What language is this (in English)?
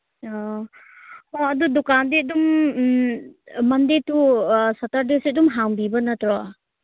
Manipuri